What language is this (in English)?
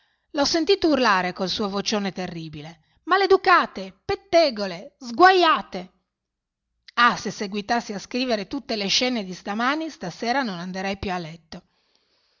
Italian